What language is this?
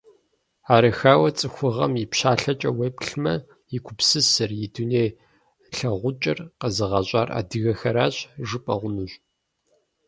Kabardian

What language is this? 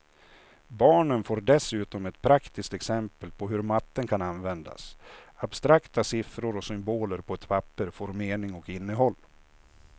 Swedish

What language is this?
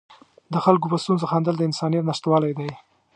Pashto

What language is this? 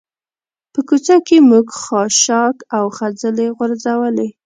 Pashto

